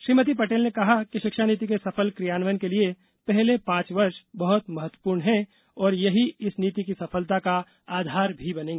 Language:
Hindi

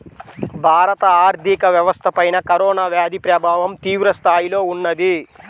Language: Telugu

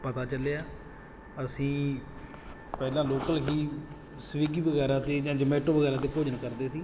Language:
Punjabi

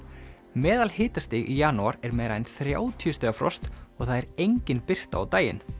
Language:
Icelandic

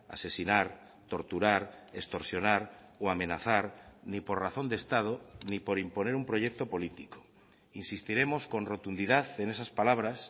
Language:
Spanish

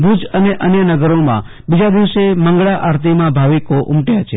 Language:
Gujarati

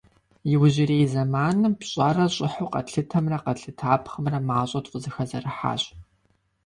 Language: Kabardian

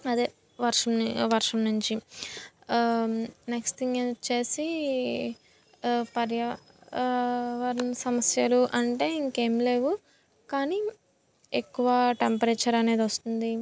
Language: Telugu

